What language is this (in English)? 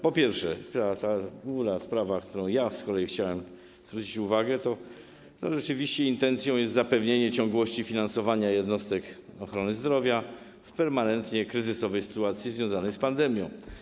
Polish